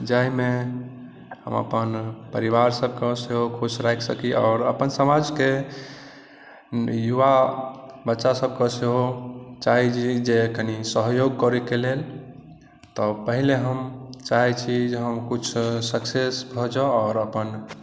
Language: Maithili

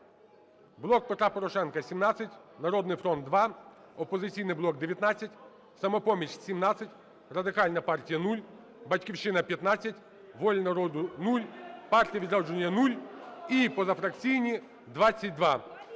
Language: Ukrainian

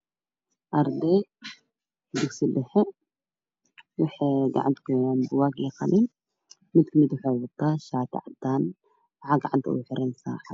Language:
Somali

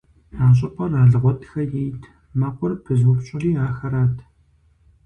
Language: Kabardian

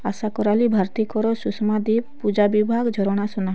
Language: Odia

